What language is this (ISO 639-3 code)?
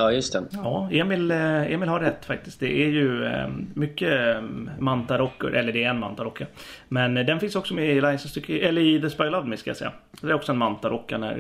swe